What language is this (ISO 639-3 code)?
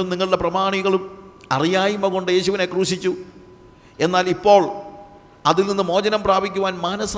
mal